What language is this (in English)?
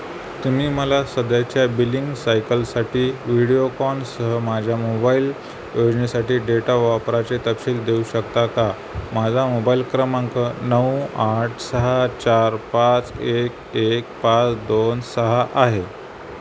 Marathi